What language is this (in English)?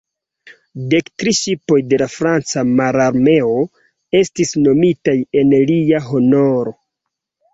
Esperanto